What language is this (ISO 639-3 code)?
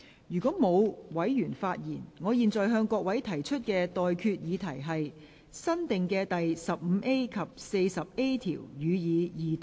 yue